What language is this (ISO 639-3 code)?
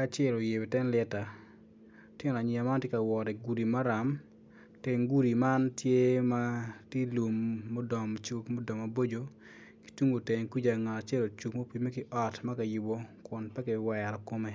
ach